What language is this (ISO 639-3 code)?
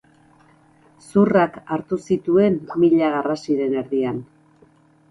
eus